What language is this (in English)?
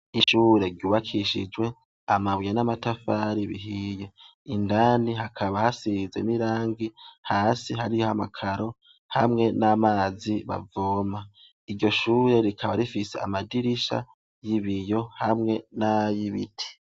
Rundi